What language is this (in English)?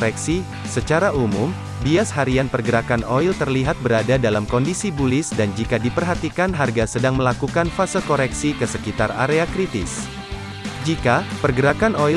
Indonesian